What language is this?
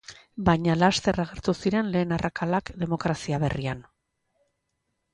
Basque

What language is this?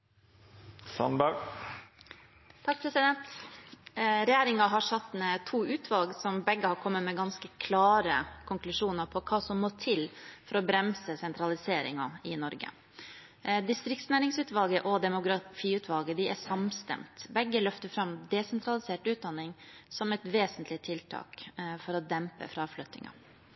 Norwegian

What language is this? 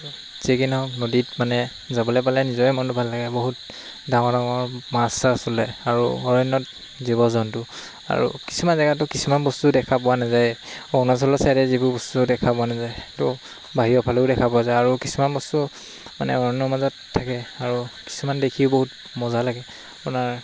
Assamese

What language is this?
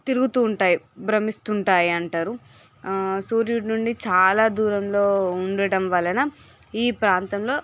Telugu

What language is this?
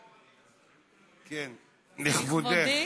Hebrew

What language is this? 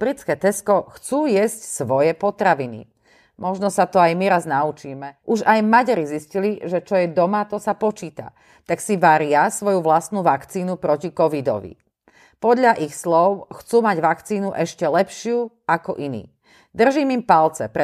Slovak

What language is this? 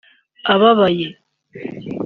Kinyarwanda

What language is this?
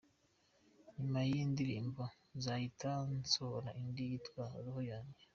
Kinyarwanda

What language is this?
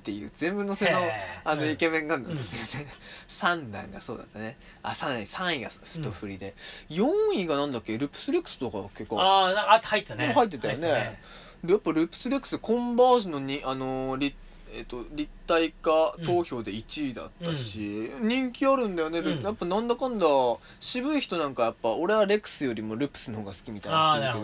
Japanese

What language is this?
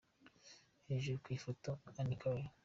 Kinyarwanda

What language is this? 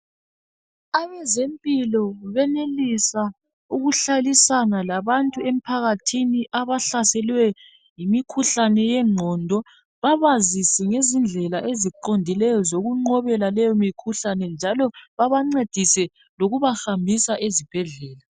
North Ndebele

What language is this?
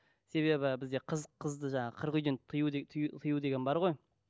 Kazakh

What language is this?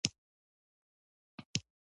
Pashto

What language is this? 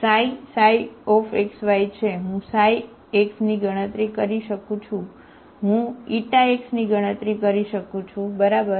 Gujarati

